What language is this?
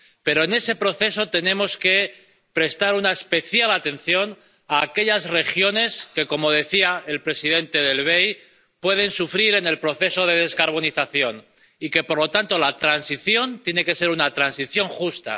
Spanish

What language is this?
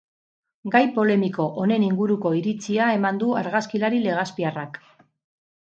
Basque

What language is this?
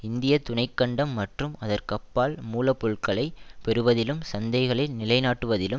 Tamil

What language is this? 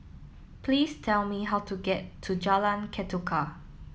English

